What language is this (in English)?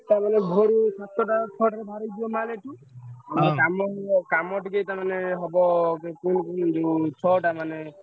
Odia